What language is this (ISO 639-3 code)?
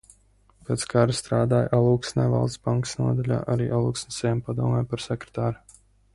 lav